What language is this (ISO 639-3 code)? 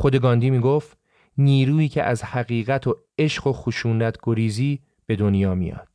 fas